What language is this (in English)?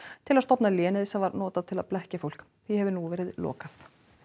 Icelandic